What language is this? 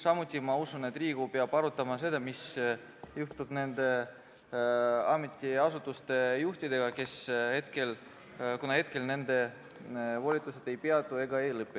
Estonian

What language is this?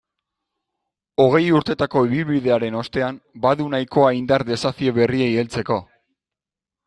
Basque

